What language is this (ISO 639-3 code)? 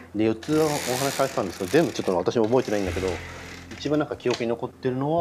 jpn